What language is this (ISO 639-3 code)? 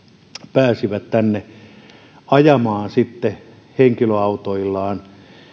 fin